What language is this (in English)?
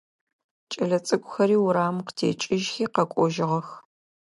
Adyghe